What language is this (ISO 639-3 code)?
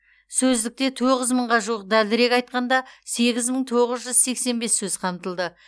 kaz